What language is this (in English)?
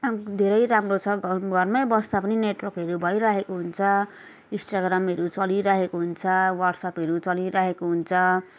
Nepali